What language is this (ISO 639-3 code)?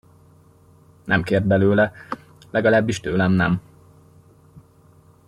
hun